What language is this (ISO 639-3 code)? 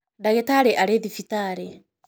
kik